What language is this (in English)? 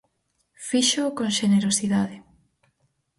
Galician